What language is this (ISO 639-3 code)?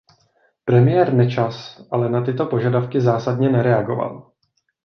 ces